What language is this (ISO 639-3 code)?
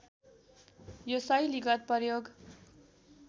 nep